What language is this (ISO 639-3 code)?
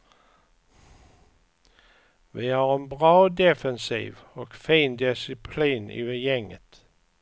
swe